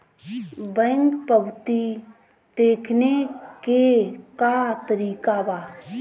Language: Bhojpuri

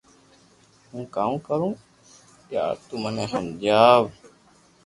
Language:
Loarki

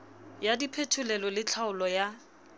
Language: Southern Sotho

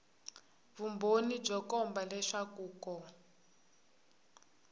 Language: Tsonga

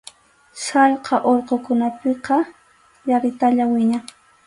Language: Arequipa-La Unión Quechua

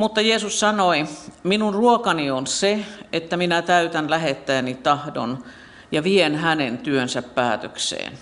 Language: Finnish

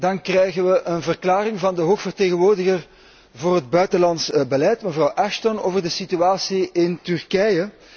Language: Dutch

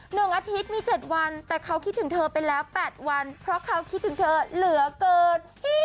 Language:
Thai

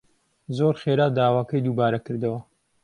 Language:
Central Kurdish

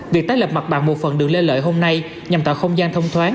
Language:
Vietnamese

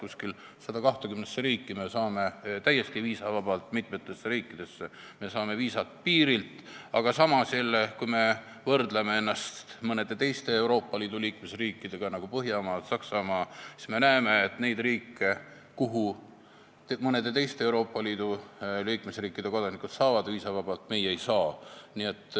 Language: Estonian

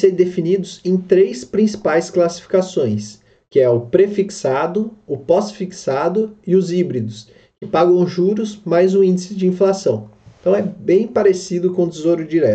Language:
Portuguese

